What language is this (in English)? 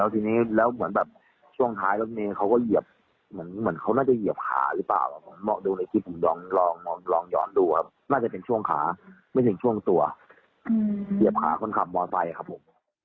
Thai